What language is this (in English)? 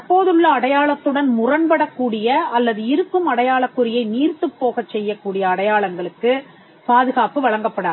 Tamil